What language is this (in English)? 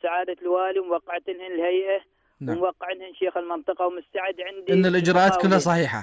Arabic